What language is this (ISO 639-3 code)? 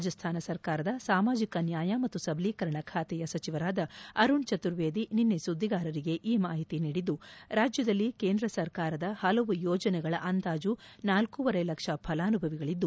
kan